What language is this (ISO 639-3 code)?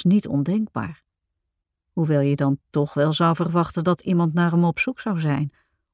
nld